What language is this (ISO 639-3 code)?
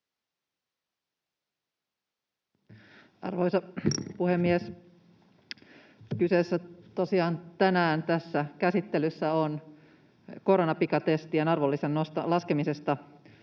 fin